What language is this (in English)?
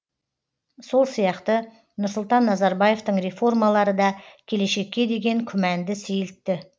Kazakh